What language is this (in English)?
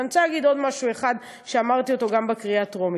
Hebrew